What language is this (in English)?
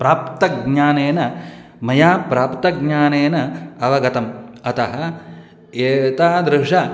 Sanskrit